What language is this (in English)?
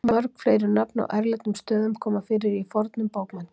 Icelandic